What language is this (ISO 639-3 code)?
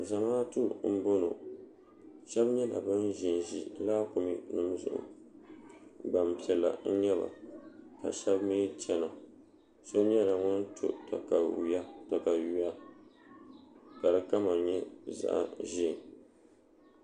dag